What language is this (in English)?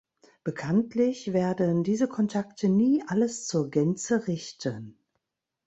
German